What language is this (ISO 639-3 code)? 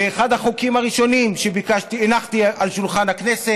heb